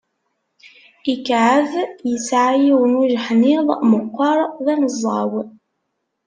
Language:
Kabyle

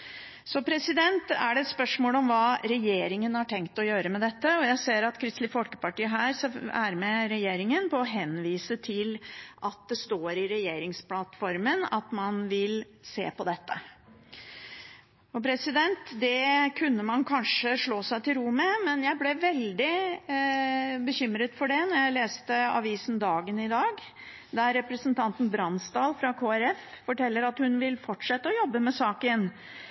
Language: Norwegian Bokmål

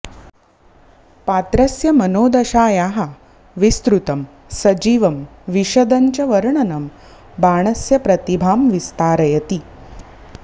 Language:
Sanskrit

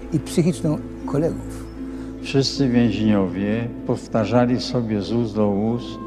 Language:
Polish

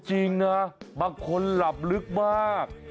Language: Thai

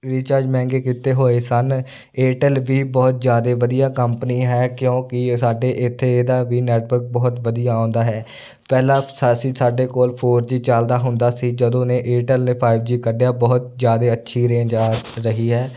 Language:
Punjabi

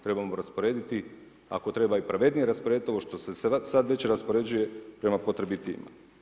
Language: Croatian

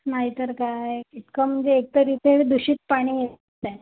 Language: Marathi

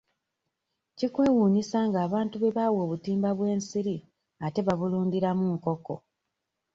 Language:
Ganda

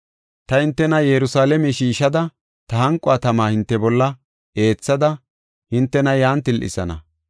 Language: Gofa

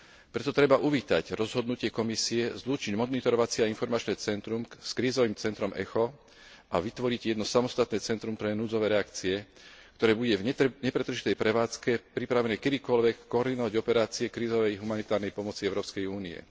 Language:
Slovak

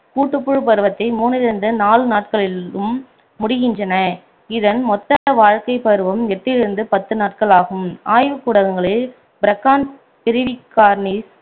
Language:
Tamil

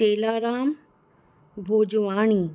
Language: Sindhi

